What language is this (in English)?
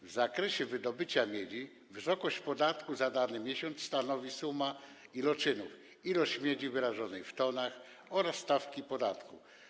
Polish